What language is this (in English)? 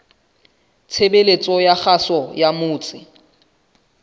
Southern Sotho